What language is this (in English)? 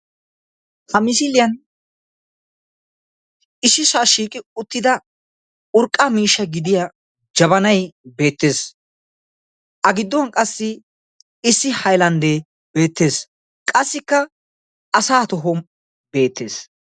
Wolaytta